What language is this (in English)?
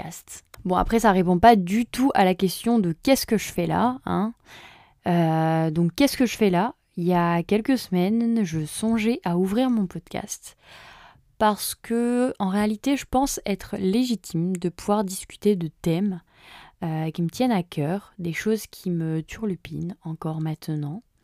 French